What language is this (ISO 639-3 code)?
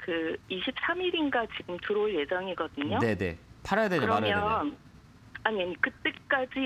kor